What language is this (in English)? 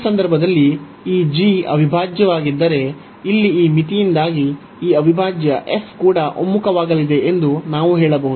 Kannada